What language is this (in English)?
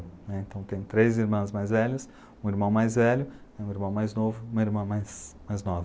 Portuguese